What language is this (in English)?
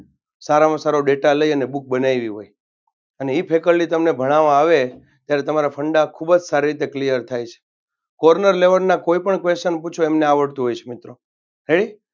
Gujarati